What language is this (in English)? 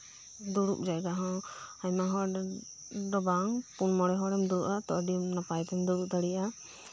Santali